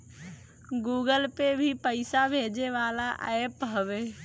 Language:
Bhojpuri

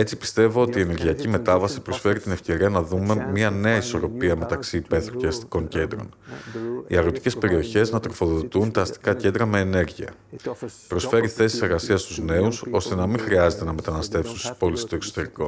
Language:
Greek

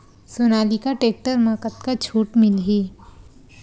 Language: Chhattisgarhi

